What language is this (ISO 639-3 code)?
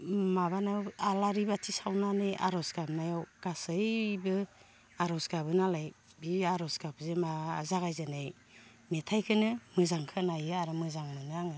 brx